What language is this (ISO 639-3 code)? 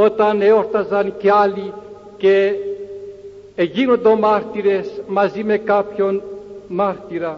ell